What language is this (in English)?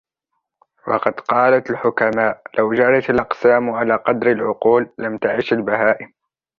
Arabic